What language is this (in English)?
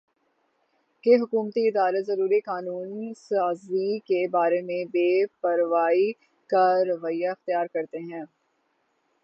Urdu